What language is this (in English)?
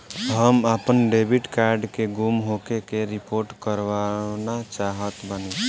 Bhojpuri